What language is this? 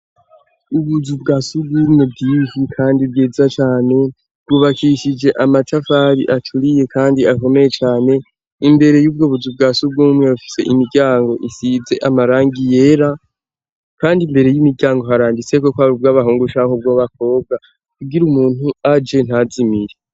Rundi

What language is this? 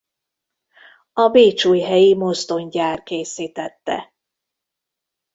Hungarian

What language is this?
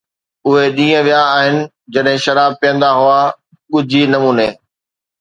Sindhi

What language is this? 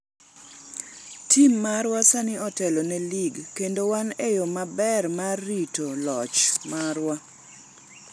Luo (Kenya and Tanzania)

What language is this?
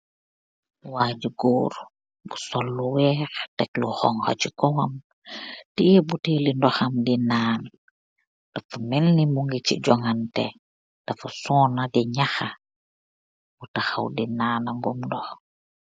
Wolof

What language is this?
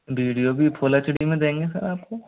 Hindi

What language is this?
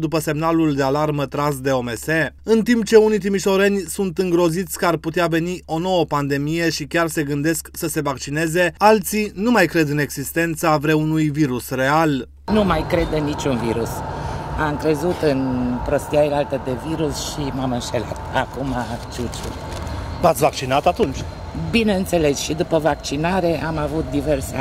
Romanian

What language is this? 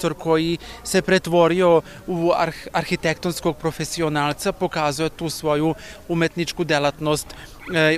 Croatian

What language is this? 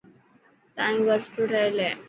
Dhatki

